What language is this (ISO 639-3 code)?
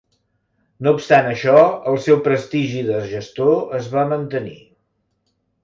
cat